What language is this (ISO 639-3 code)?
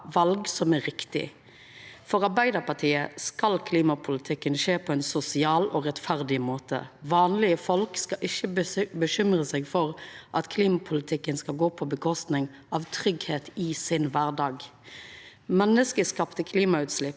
nor